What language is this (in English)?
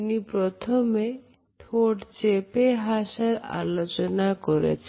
Bangla